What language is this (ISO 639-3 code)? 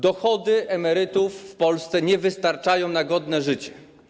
pol